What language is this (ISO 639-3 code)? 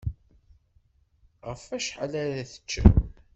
kab